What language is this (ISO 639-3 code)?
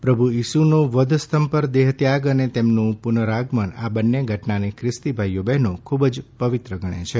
guj